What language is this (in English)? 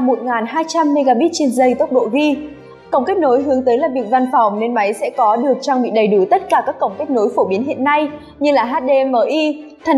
Vietnamese